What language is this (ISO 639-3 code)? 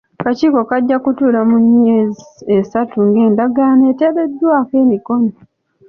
lug